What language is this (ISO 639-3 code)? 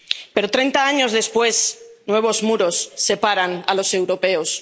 spa